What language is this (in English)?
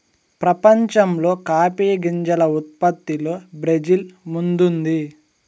Telugu